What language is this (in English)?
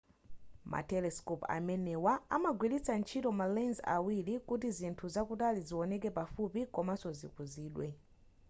Nyanja